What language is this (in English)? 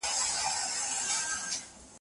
Pashto